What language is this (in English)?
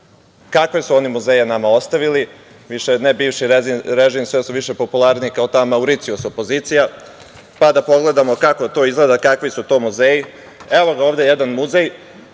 Serbian